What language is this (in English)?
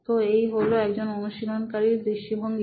Bangla